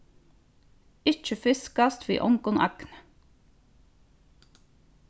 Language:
Faroese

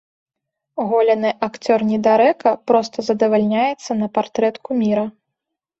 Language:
Belarusian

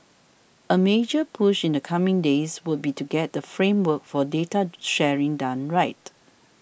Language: English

